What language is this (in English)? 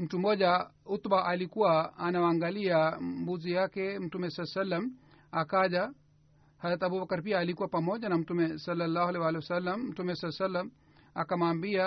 Swahili